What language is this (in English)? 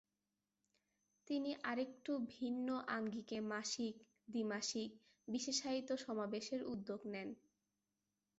Bangla